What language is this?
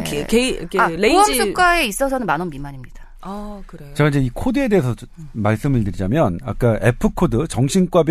Korean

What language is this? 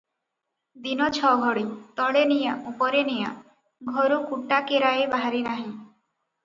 Odia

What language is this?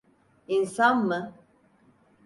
Turkish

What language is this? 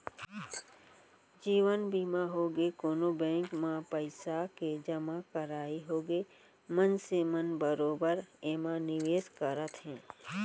Chhattisgarhi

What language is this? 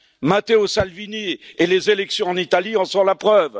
French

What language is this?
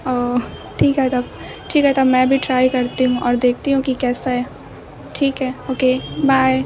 Urdu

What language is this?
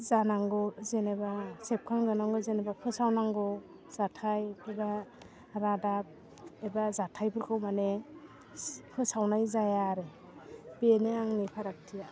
Bodo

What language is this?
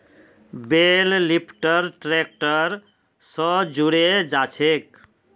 Magahi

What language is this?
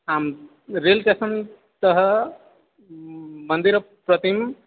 Sanskrit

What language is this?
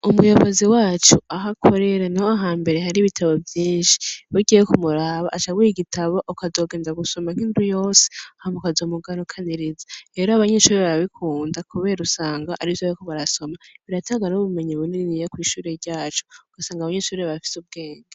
Rundi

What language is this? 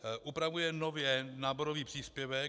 Czech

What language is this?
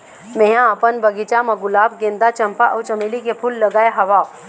Chhattisgarhi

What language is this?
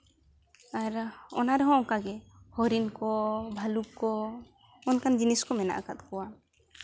Santali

